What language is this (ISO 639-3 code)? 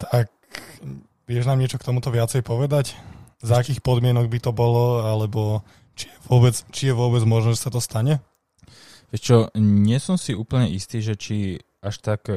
slk